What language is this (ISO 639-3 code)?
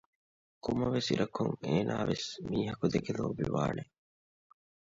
div